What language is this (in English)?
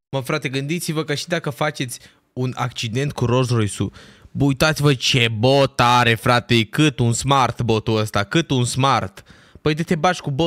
Romanian